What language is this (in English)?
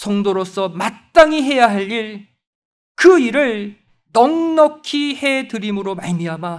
Korean